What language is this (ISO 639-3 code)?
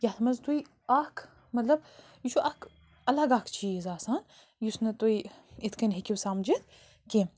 kas